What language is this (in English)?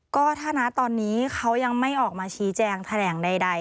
Thai